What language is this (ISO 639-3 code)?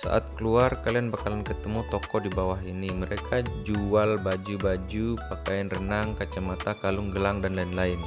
ind